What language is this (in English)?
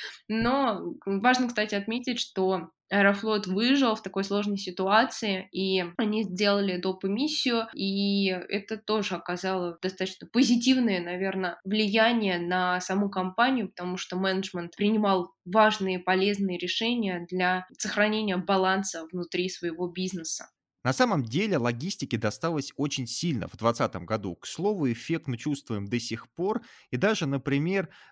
Russian